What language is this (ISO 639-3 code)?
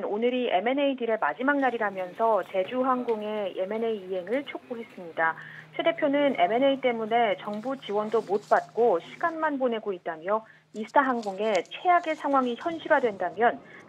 kor